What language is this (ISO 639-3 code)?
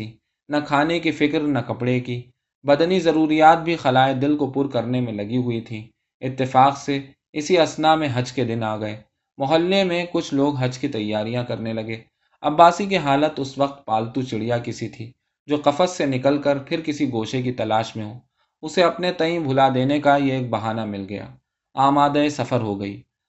urd